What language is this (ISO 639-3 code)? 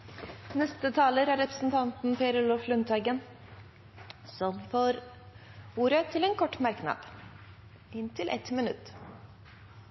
nob